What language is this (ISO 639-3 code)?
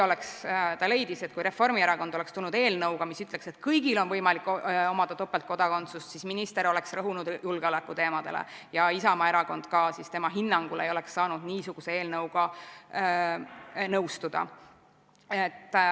est